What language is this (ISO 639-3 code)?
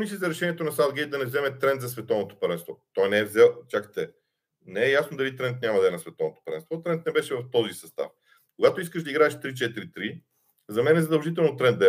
bul